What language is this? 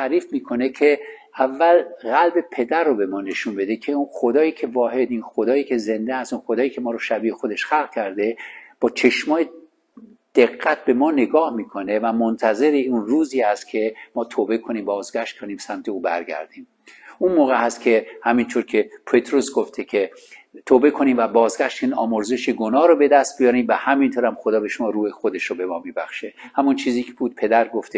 Persian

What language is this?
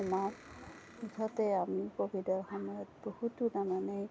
Assamese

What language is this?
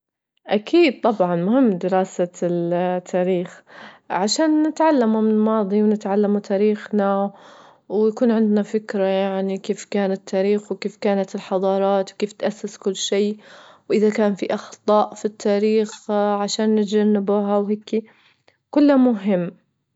Libyan Arabic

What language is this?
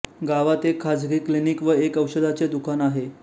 Marathi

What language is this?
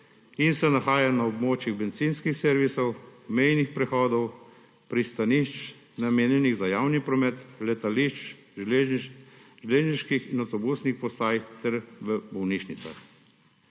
Slovenian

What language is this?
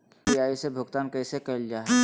Magahi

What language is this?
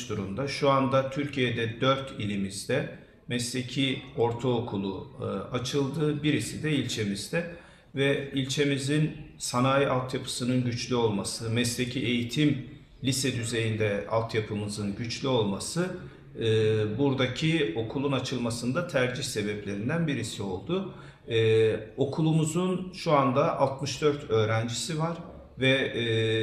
Turkish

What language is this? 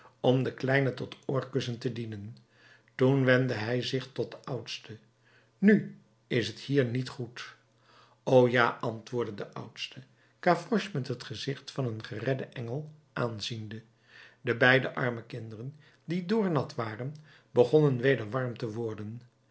Dutch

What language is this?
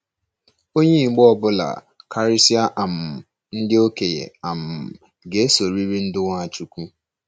Igbo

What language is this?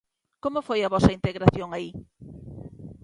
Galician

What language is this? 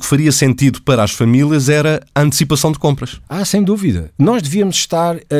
Portuguese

